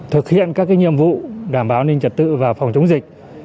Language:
Vietnamese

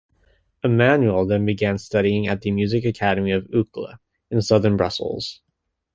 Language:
English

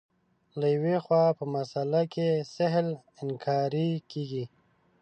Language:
Pashto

